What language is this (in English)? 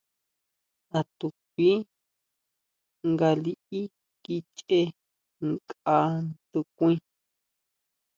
Huautla Mazatec